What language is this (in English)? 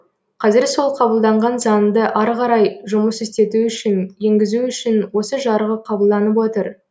Kazakh